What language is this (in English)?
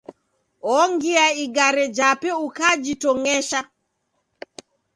Taita